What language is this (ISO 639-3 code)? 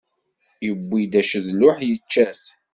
kab